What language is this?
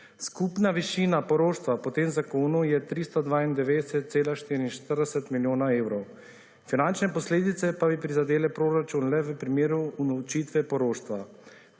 Slovenian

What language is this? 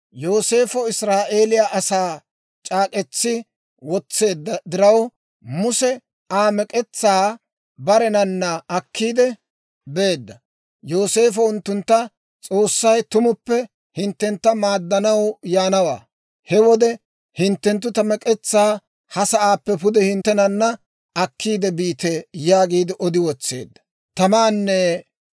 Dawro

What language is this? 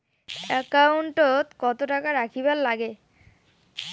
Bangla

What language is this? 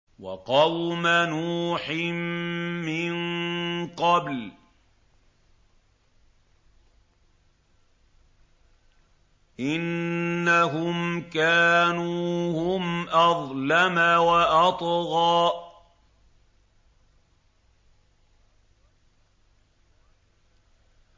Arabic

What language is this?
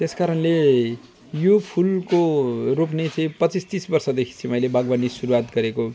Nepali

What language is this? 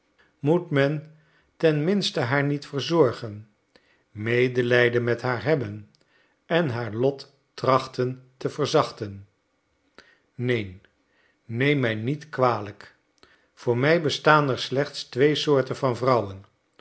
Dutch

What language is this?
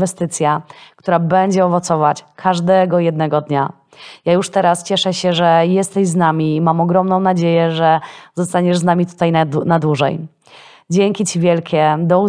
Polish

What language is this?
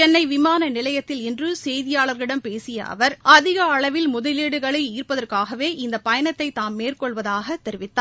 Tamil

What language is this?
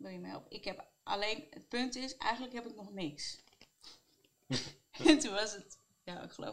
Dutch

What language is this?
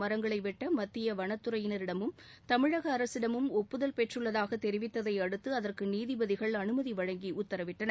Tamil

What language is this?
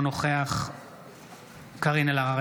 Hebrew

